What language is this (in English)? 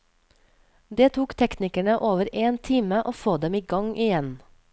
Norwegian